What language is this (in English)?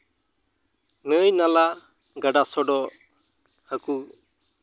Santali